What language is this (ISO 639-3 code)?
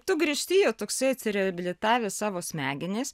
lit